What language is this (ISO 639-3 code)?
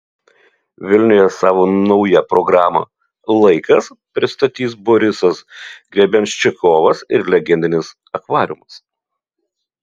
lit